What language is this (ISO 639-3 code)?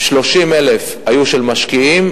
heb